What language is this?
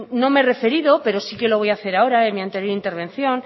Spanish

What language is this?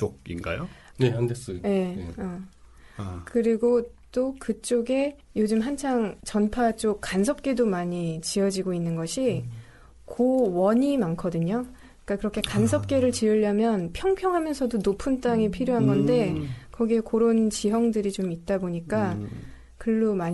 Korean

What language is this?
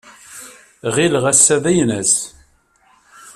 Kabyle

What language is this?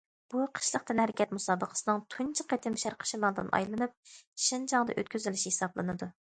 Uyghur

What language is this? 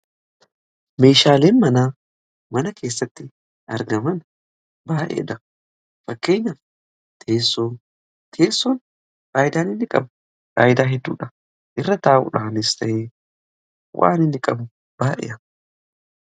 Oromo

